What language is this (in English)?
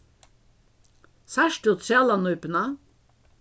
Faroese